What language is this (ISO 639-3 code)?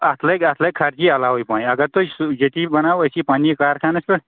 kas